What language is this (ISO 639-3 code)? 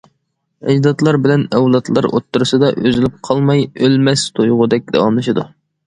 uig